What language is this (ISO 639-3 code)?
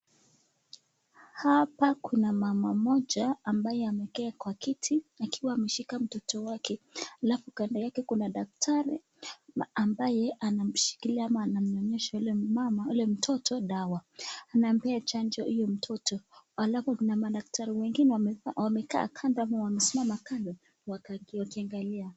swa